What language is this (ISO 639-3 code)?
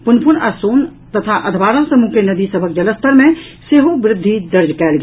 mai